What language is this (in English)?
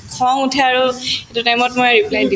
Assamese